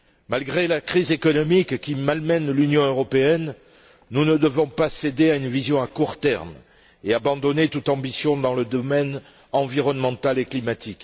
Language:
French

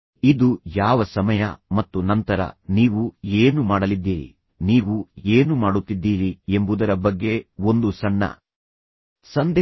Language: Kannada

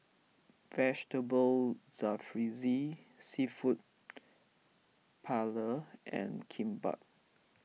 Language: English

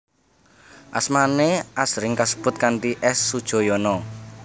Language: Javanese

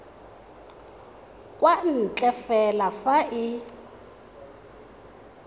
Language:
Tswana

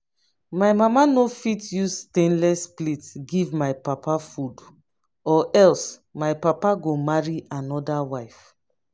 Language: Nigerian Pidgin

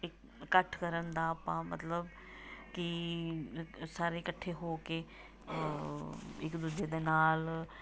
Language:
Punjabi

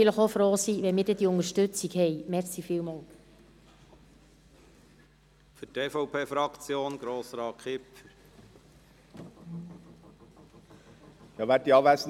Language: Swiss German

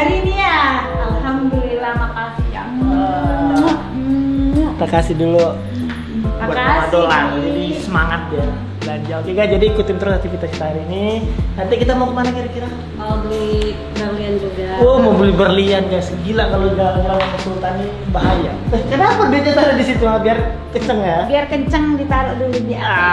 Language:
Indonesian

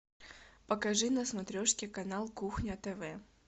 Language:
Russian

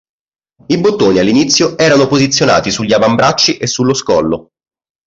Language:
Italian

